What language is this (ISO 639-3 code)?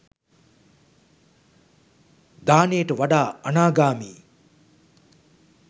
sin